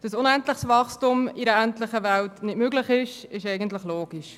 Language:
Swiss German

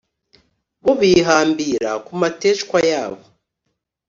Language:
Kinyarwanda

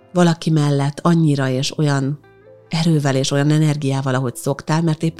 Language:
Hungarian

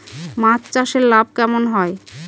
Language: Bangla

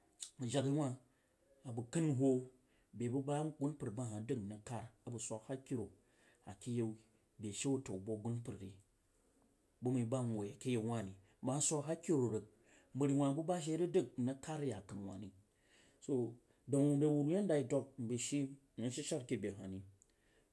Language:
Jiba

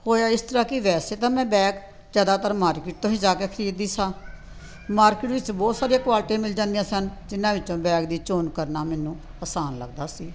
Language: Punjabi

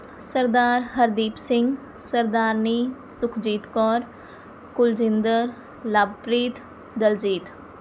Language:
Punjabi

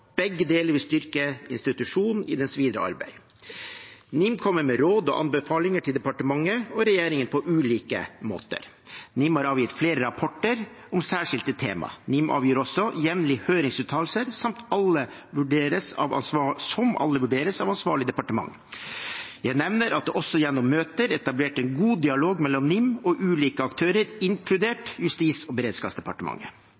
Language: Norwegian Bokmål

